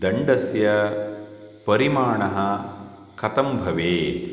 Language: Sanskrit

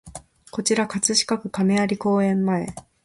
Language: Japanese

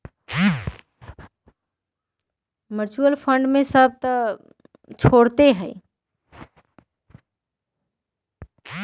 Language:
Magahi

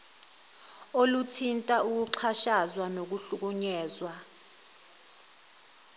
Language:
Zulu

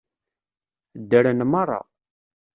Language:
Kabyle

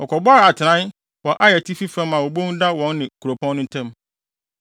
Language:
Akan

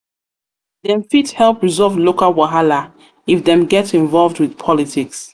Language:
Nigerian Pidgin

